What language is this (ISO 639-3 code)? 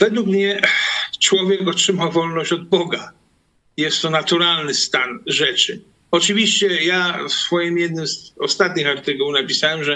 pol